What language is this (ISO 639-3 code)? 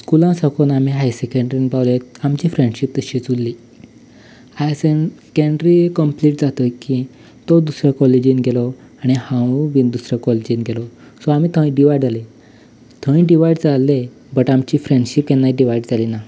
kok